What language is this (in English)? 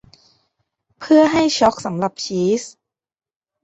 Thai